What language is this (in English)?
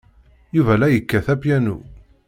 Kabyle